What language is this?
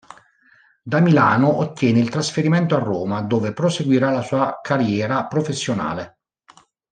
Italian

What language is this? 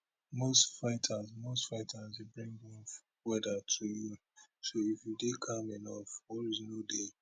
Nigerian Pidgin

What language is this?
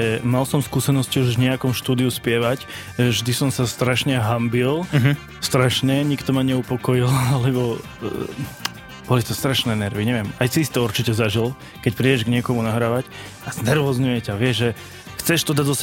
Slovak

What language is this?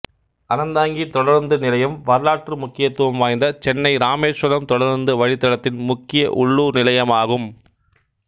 Tamil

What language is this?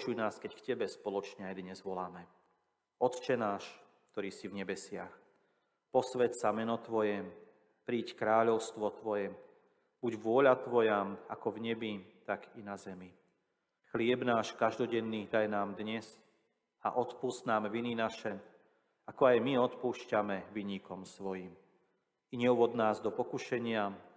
Slovak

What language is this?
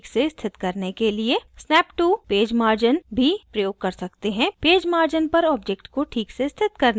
Hindi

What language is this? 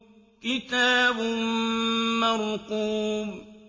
Arabic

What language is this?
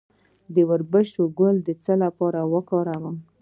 Pashto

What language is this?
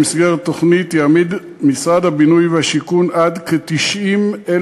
Hebrew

